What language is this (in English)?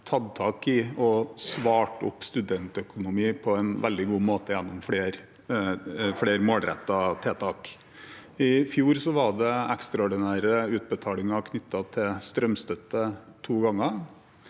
Norwegian